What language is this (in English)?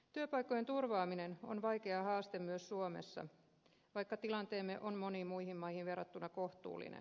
Finnish